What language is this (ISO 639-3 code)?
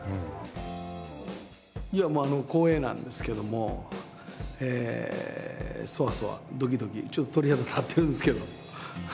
jpn